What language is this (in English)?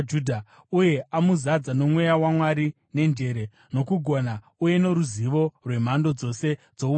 Shona